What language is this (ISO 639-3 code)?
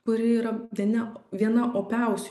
lit